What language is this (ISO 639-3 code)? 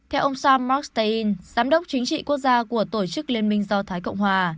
vie